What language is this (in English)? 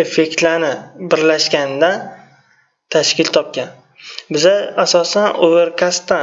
Turkish